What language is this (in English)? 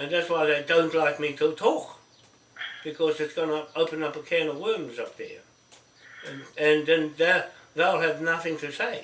English